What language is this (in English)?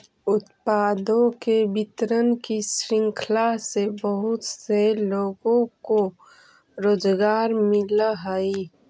Magahi